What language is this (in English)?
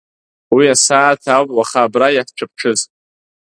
Abkhazian